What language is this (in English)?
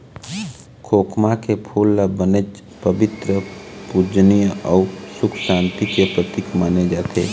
Chhattisgarhi